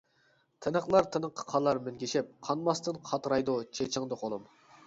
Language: Uyghur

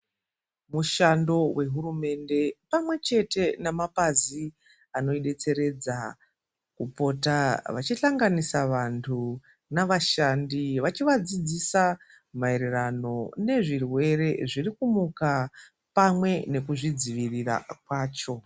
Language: Ndau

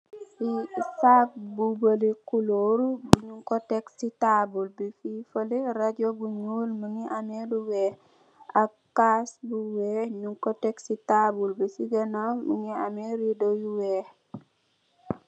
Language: Wolof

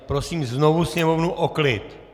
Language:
Czech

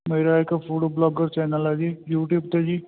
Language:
Punjabi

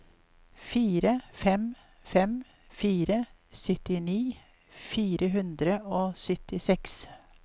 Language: Norwegian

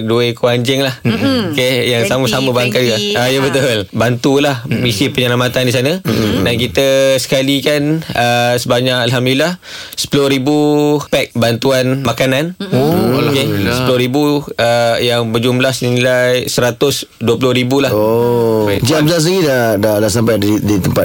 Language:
Malay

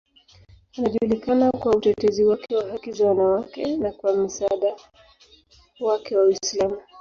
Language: Swahili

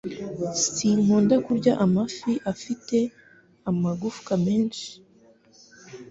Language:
Kinyarwanda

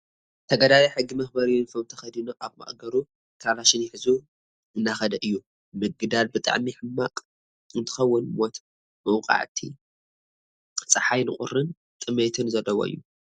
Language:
Tigrinya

